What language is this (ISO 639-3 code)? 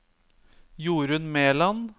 nor